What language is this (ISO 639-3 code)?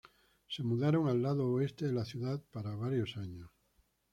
spa